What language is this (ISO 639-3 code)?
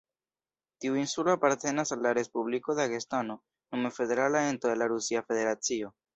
epo